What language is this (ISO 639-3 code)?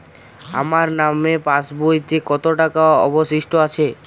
ben